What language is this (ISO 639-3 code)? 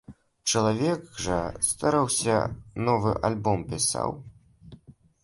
bel